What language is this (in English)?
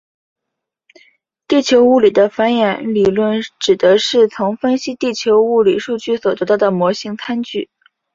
Chinese